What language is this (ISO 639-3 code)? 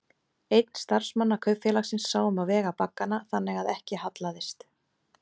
isl